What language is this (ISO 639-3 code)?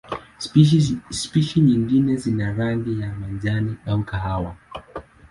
swa